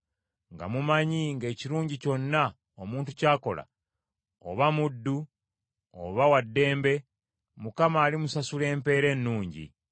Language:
Ganda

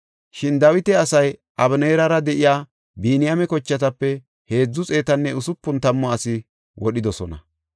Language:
Gofa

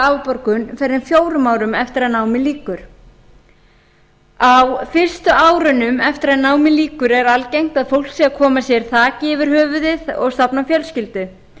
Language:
Icelandic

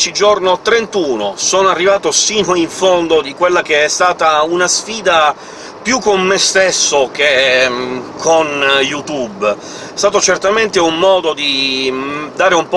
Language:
Italian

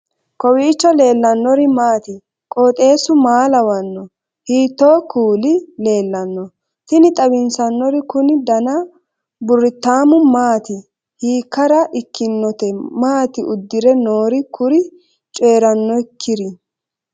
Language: Sidamo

